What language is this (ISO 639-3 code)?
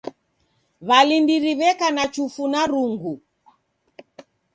dav